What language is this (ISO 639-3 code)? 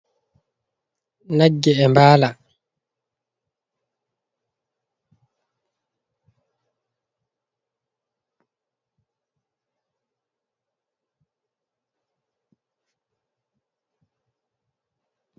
ful